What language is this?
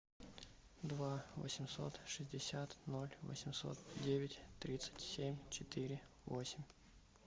Russian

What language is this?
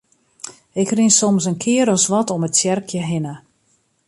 Western Frisian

